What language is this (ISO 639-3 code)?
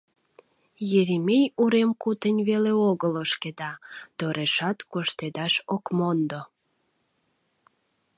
chm